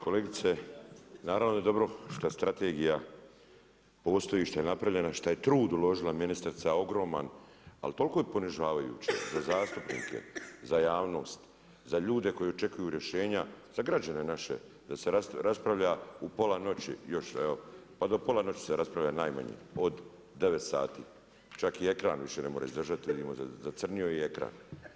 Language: Croatian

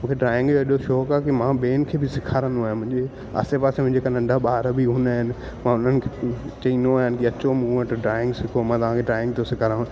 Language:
Sindhi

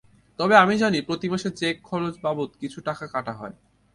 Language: Bangla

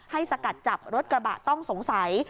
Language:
Thai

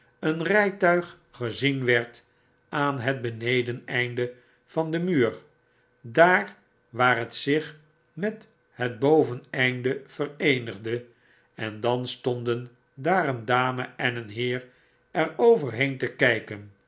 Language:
Dutch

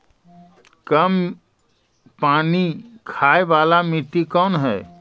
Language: Magahi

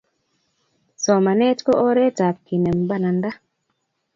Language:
Kalenjin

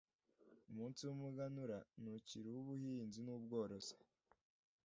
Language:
Kinyarwanda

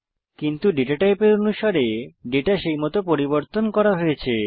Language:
Bangla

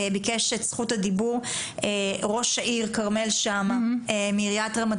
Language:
Hebrew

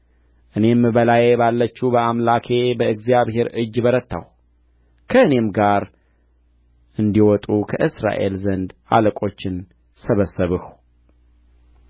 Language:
Amharic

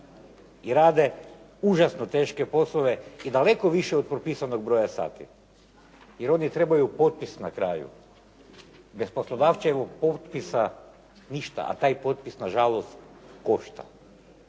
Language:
Croatian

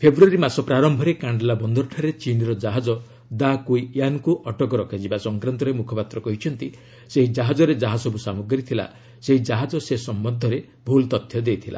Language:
Odia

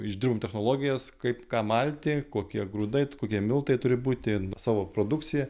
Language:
Lithuanian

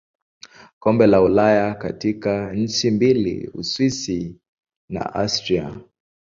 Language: Swahili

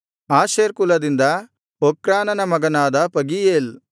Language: Kannada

